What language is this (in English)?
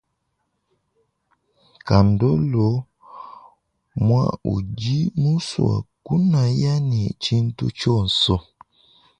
Luba-Lulua